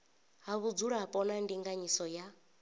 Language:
Venda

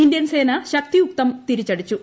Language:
Malayalam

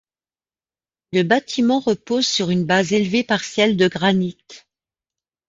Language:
French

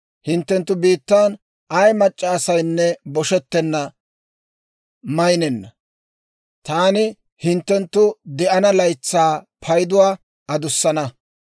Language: Dawro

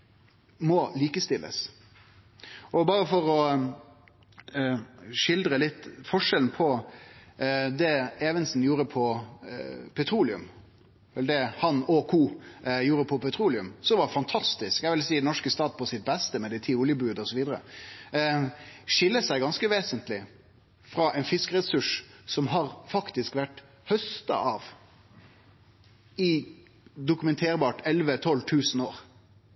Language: Norwegian Nynorsk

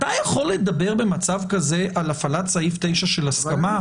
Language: Hebrew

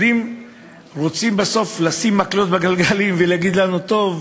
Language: Hebrew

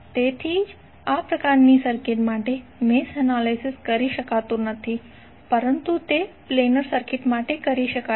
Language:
Gujarati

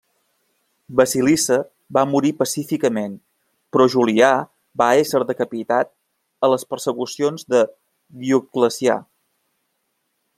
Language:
Catalan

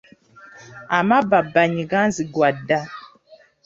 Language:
Ganda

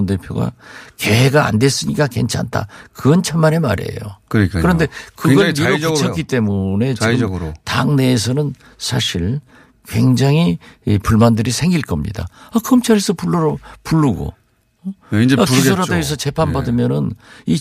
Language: Korean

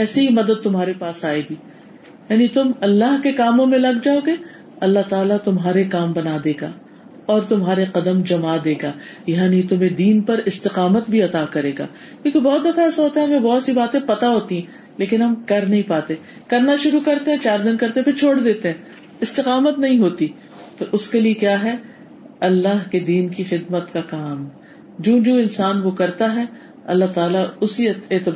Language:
Urdu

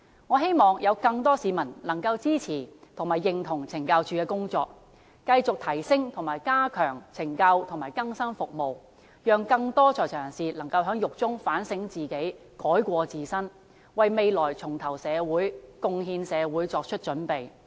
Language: Cantonese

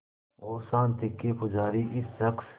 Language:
Hindi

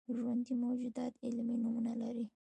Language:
Pashto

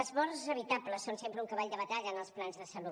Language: Catalan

